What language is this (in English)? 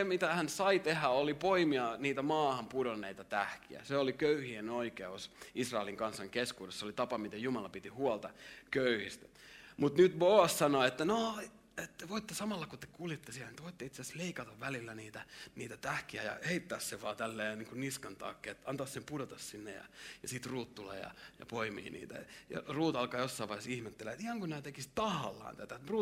Finnish